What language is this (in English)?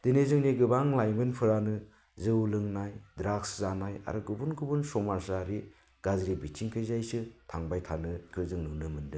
Bodo